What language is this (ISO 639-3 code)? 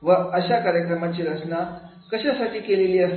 mar